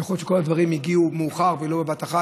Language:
Hebrew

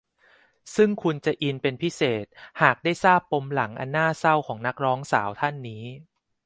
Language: Thai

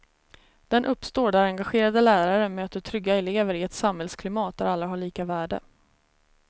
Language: Swedish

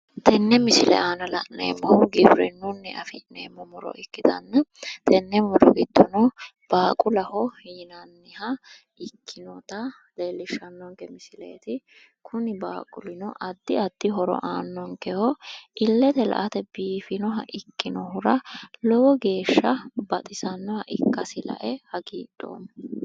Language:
Sidamo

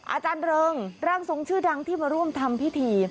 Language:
Thai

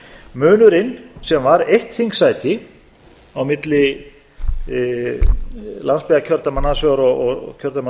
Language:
Icelandic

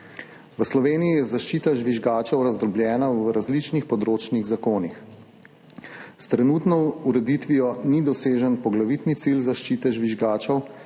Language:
Slovenian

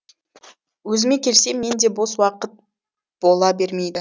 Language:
Kazakh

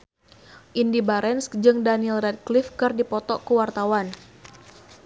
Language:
Sundanese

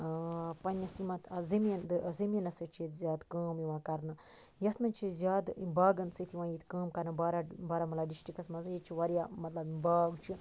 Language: Kashmiri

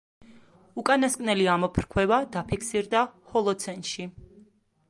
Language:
Georgian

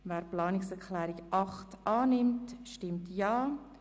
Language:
Swiss German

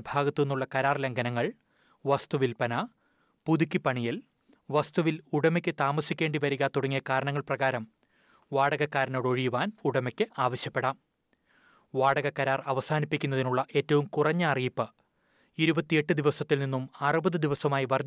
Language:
Malayalam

